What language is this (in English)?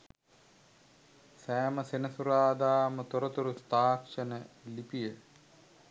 Sinhala